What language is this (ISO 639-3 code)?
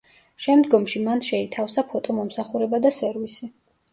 kat